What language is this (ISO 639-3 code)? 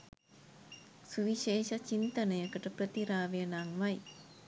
sin